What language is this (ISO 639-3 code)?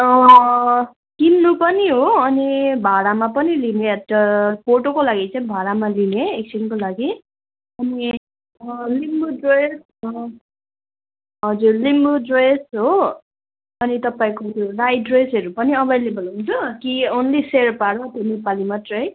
nep